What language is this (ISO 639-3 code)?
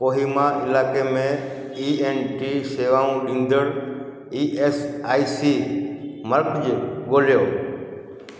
snd